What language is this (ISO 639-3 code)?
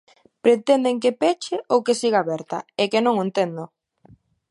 glg